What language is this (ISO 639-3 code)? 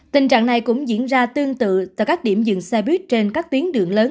vie